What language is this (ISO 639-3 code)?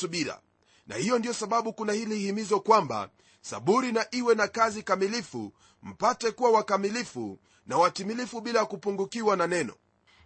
swa